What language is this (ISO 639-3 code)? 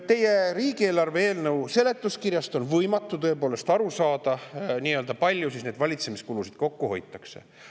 est